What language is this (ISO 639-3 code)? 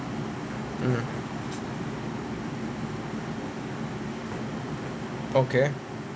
eng